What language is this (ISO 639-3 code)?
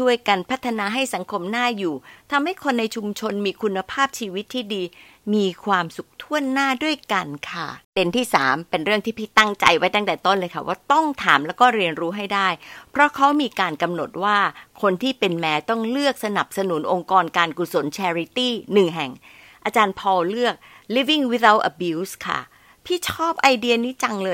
tha